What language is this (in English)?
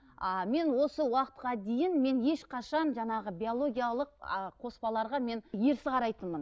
Kazakh